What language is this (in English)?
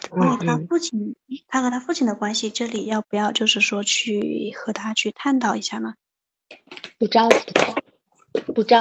Chinese